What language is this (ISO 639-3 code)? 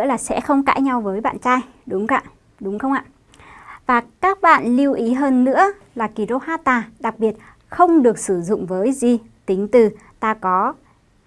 vie